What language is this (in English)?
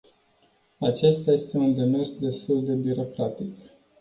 Romanian